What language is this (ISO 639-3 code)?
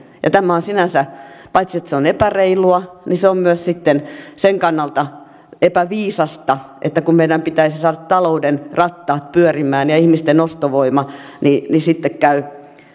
fin